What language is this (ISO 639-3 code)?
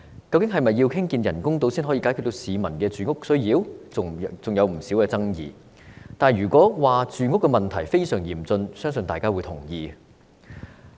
yue